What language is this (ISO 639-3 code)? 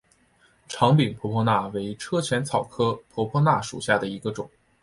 zho